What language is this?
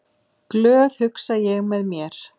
Icelandic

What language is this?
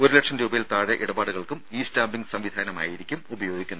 Malayalam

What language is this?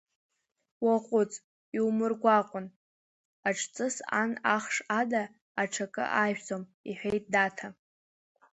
Abkhazian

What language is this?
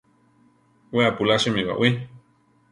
Central Tarahumara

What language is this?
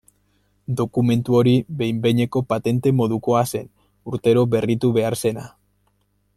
Basque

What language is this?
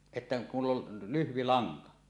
Finnish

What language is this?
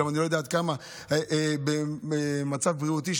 Hebrew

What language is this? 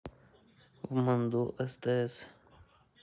Russian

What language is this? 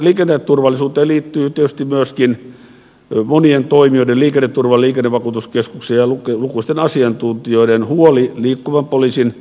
Finnish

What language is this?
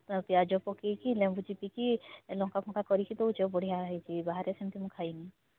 Odia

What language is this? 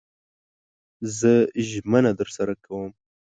Pashto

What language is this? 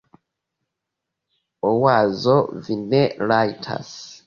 Esperanto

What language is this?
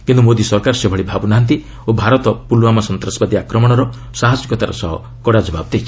Odia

